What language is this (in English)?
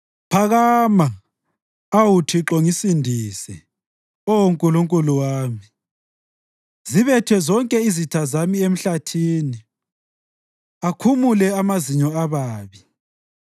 North Ndebele